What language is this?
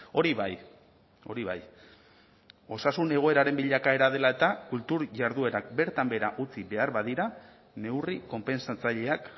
Basque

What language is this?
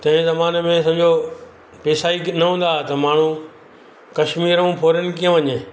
Sindhi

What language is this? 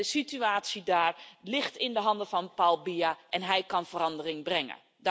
Dutch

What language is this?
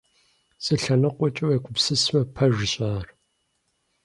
Kabardian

